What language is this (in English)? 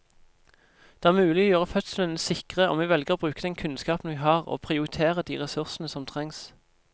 Norwegian